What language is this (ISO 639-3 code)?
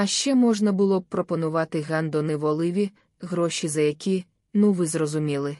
ukr